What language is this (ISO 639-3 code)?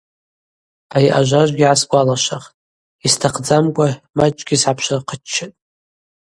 abq